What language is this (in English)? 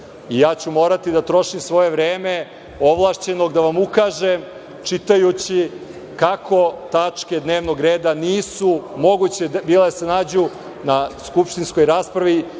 Serbian